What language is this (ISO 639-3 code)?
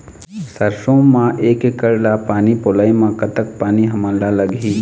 hne